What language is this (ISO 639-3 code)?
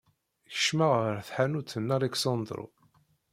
kab